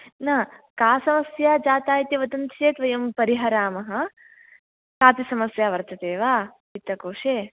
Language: Sanskrit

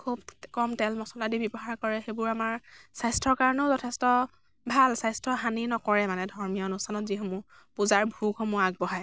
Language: Assamese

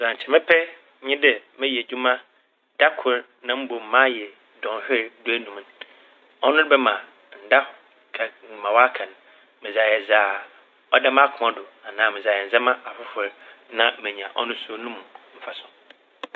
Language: Akan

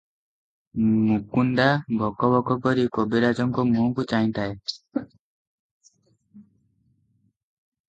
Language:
Odia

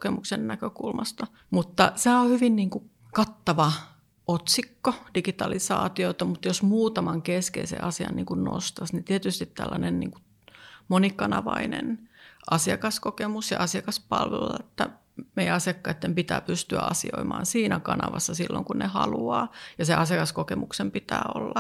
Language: Finnish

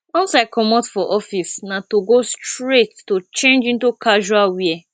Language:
Nigerian Pidgin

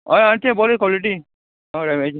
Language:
Konkani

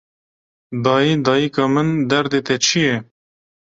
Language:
Kurdish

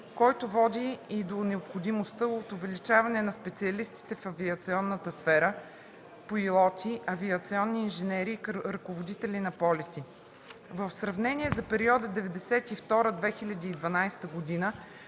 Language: Bulgarian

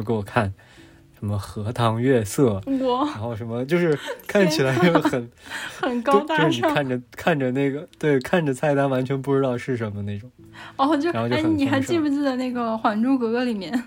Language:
Chinese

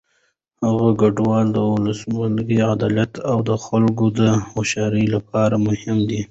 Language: Pashto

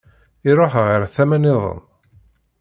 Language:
Kabyle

